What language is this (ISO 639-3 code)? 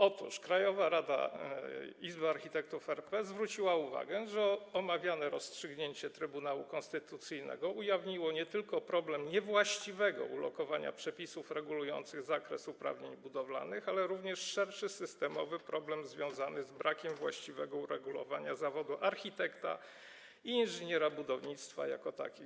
pol